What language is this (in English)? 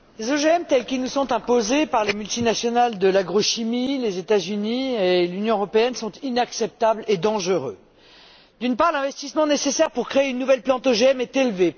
French